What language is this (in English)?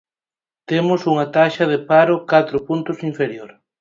Galician